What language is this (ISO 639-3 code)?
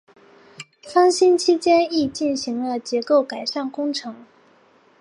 zho